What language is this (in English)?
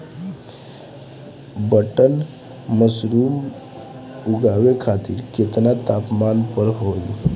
Bhojpuri